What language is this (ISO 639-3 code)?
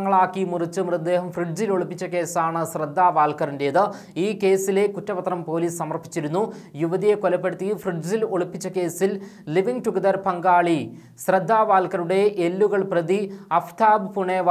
ara